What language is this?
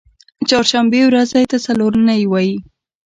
Pashto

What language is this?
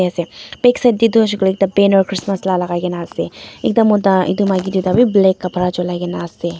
Naga Pidgin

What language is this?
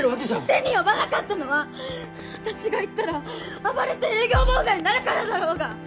Japanese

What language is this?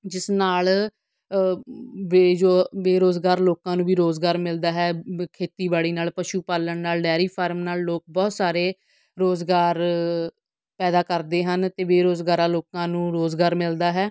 Punjabi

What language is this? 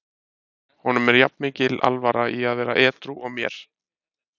Icelandic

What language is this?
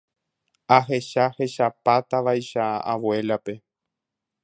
Guarani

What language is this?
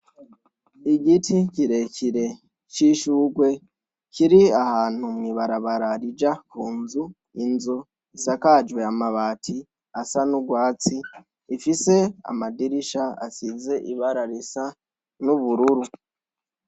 Rundi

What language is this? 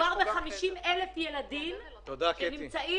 Hebrew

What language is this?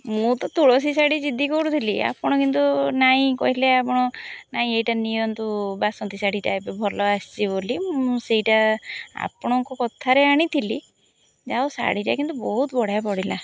Odia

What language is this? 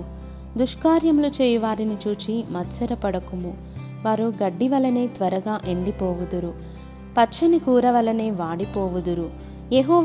Telugu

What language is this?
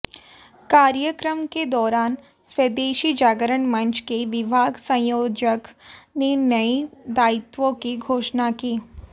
Hindi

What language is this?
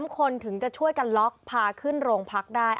Thai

